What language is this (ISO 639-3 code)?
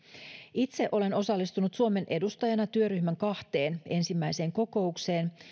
fin